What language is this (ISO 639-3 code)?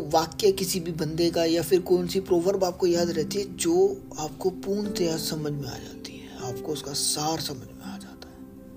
hin